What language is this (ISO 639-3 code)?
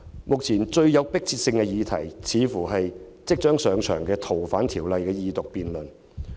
yue